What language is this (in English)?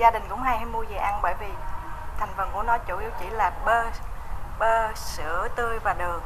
Vietnamese